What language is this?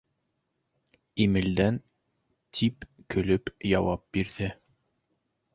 Bashkir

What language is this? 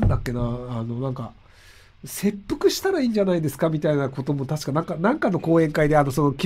Japanese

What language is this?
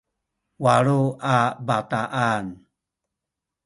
Sakizaya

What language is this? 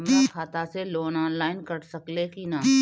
Bhojpuri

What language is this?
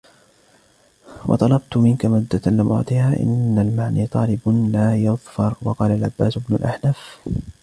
Arabic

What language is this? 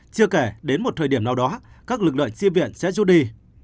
Vietnamese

